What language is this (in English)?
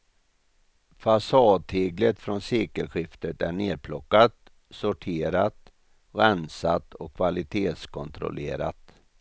Swedish